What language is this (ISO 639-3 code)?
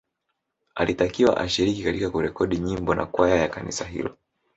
swa